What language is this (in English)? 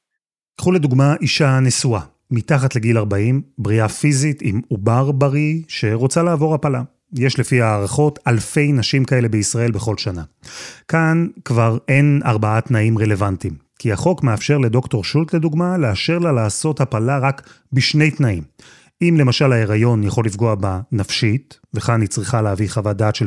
Hebrew